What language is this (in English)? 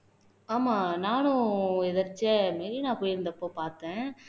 Tamil